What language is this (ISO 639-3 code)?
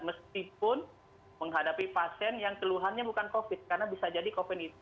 ind